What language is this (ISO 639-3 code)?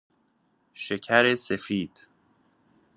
fas